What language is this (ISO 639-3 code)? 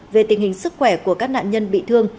vie